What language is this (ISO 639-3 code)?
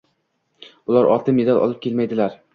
uzb